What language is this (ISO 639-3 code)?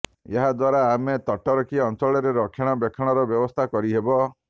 ori